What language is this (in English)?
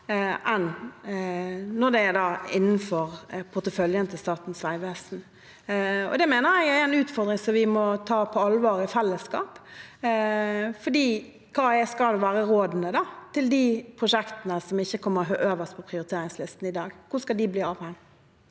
Norwegian